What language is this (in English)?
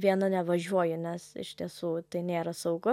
Lithuanian